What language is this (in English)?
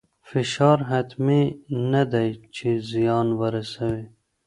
Pashto